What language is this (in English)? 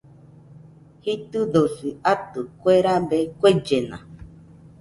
Nüpode Huitoto